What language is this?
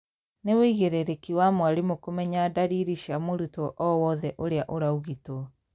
Kikuyu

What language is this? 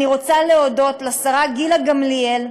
Hebrew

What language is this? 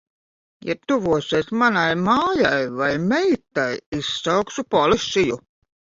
Latvian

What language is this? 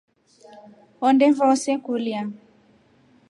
Rombo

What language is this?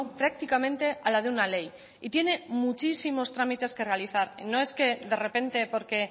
Spanish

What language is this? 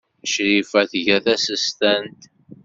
Kabyle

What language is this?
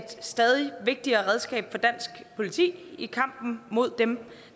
Danish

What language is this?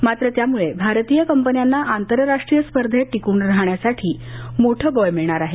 Marathi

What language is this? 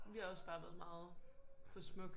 Danish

